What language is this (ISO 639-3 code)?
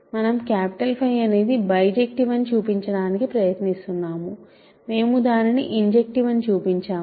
tel